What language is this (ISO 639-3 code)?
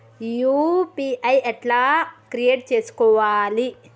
tel